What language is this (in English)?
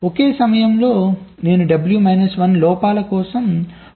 Telugu